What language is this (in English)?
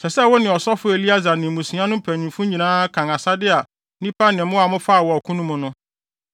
Akan